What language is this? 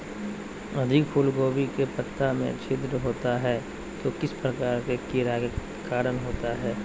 Magahi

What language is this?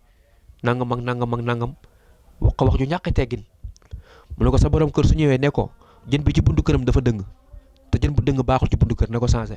Indonesian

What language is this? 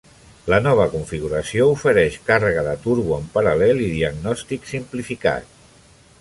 Catalan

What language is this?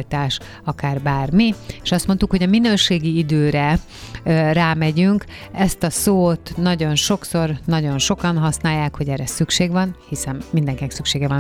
Hungarian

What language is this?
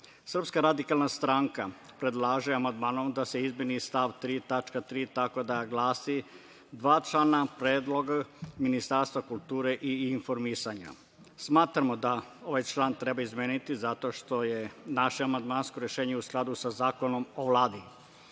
Serbian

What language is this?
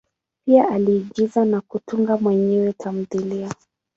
Swahili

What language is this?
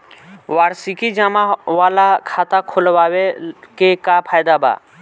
Bhojpuri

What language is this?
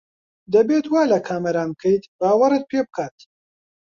Central Kurdish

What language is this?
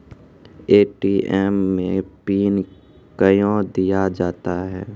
Maithili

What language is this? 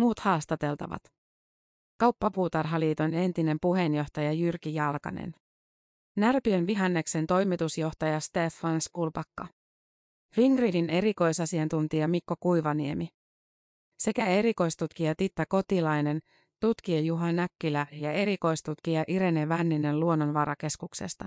Finnish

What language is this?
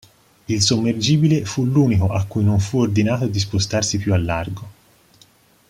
Italian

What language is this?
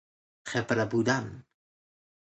Persian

